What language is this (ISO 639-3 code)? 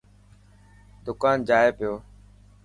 mki